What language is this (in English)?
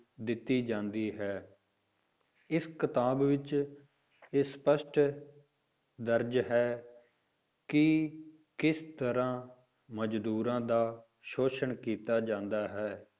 Punjabi